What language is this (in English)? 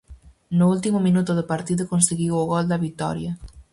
Galician